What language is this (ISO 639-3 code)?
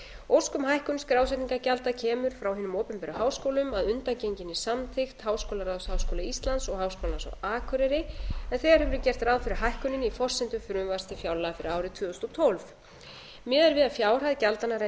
isl